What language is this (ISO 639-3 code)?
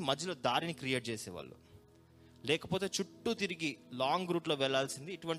tel